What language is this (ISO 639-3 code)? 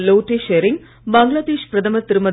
tam